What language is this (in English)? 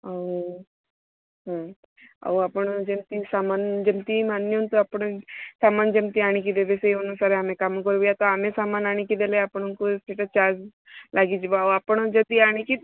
Odia